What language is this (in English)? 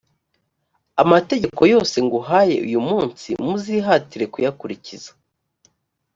Kinyarwanda